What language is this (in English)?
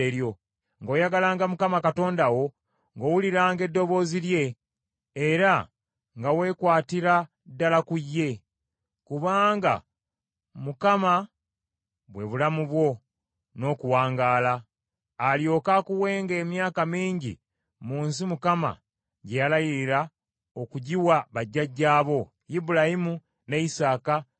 Ganda